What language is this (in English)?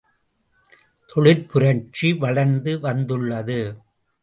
Tamil